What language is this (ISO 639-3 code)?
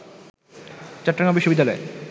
ben